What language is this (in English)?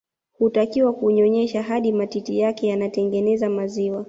Swahili